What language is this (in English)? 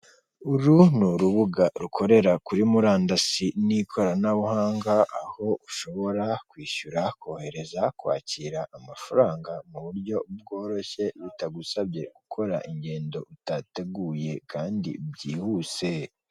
Kinyarwanda